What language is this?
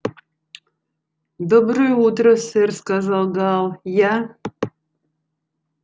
Russian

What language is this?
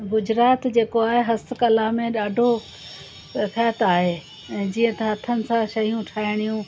Sindhi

